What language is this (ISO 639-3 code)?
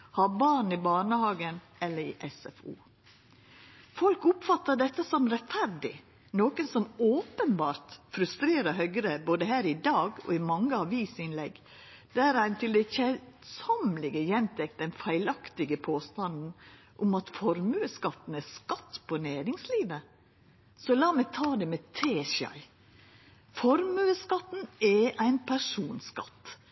nno